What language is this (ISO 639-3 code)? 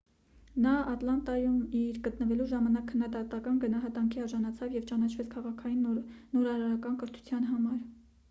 hye